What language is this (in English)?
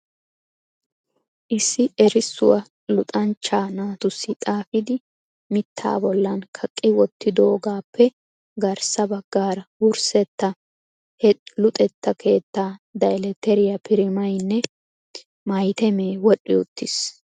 Wolaytta